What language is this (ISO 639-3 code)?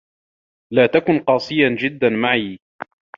ara